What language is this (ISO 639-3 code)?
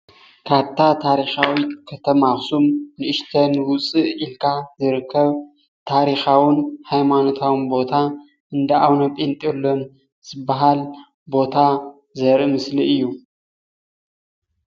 tir